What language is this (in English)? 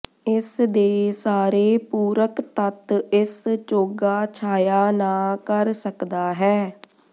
Punjabi